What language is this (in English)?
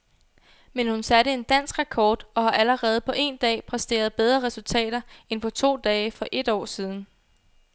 Danish